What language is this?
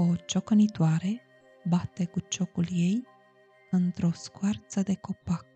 Romanian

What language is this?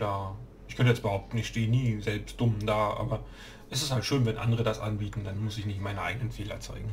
German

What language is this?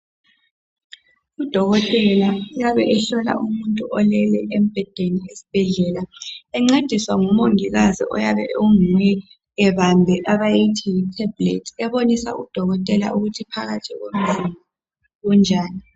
North Ndebele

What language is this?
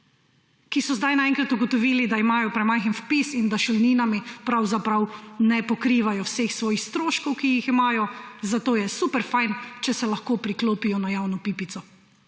Slovenian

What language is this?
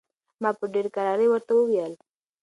Pashto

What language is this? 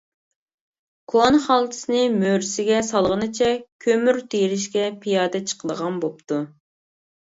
Uyghur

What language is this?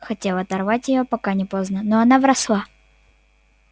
Russian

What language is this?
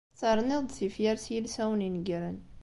Kabyle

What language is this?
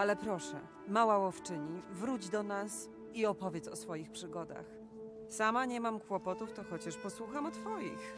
Polish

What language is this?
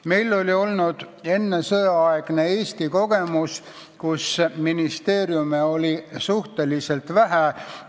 Estonian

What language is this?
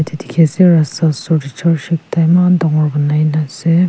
Naga Pidgin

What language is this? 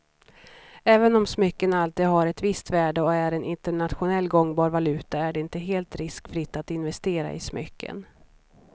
Swedish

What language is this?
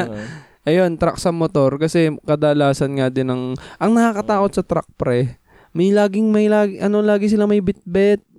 Filipino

